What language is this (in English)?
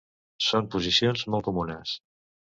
Catalan